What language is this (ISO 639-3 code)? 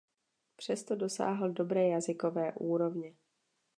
ces